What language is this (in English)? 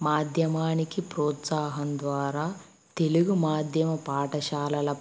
Telugu